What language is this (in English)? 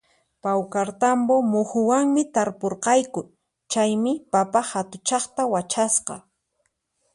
Puno Quechua